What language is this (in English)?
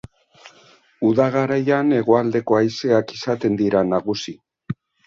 Basque